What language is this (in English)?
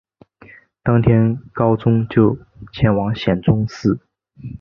Chinese